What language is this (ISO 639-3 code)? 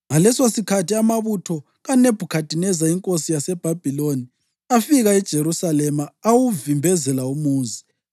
nde